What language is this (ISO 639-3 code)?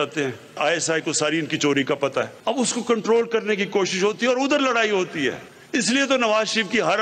hin